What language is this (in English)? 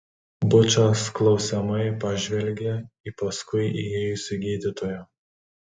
Lithuanian